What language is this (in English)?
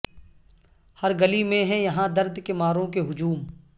Urdu